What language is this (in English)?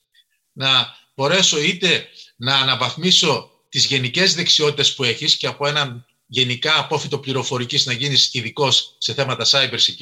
Greek